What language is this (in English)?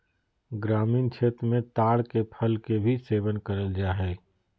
Magahi